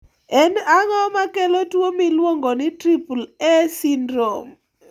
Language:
Luo (Kenya and Tanzania)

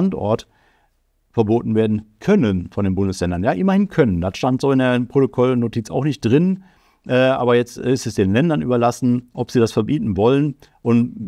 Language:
German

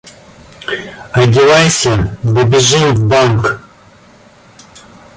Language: Russian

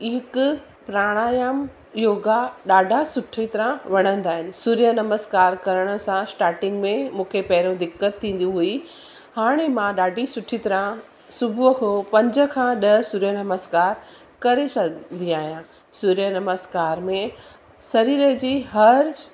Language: Sindhi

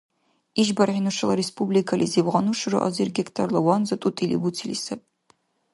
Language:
Dargwa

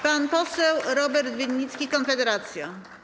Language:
Polish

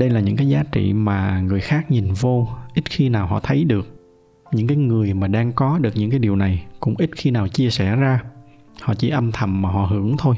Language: Vietnamese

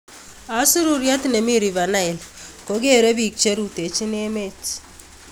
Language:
Kalenjin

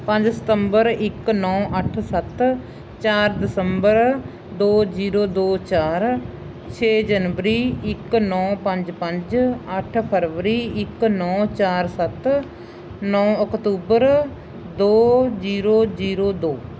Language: Punjabi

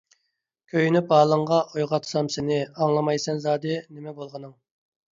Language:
Uyghur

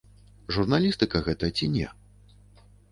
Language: Belarusian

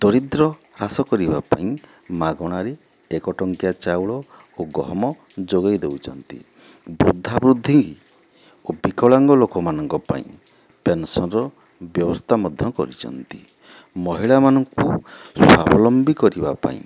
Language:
Odia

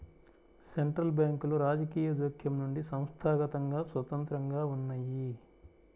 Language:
Telugu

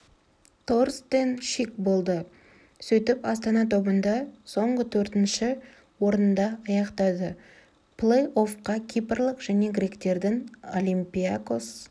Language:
Kazakh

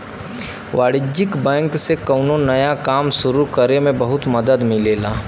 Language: Bhojpuri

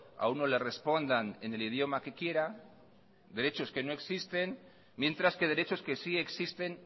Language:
Spanish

